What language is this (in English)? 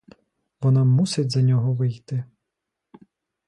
Ukrainian